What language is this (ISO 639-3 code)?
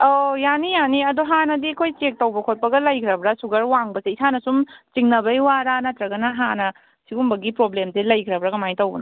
mni